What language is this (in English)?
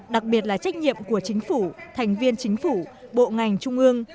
Vietnamese